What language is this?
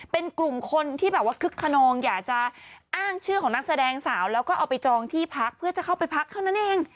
Thai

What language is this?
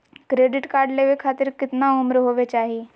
Magahi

